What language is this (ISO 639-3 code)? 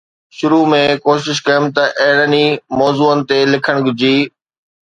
snd